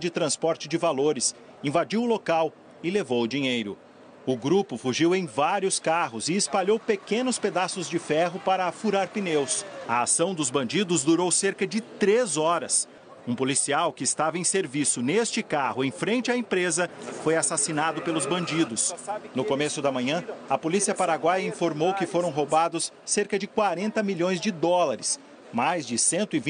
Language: Portuguese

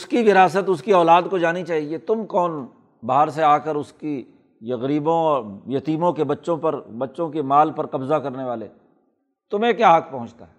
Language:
Urdu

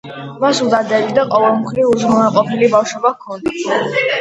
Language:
Georgian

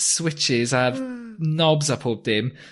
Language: Welsh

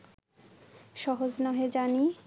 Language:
Bangla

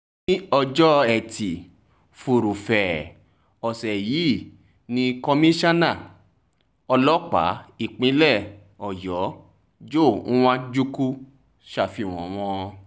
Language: Yoruba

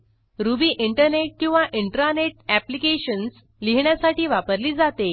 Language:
Marathi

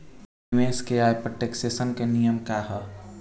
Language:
Bhojpuri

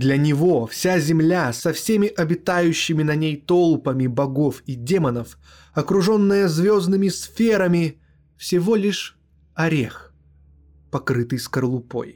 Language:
Russian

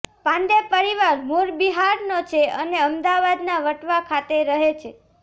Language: Gujarati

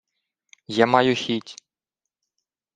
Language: Ukrainian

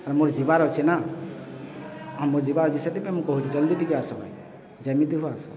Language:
Odia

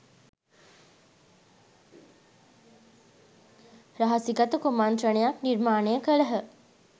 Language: Sinhala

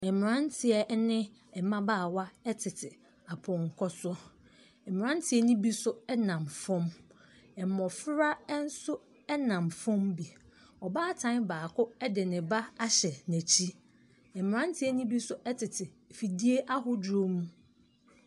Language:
Akan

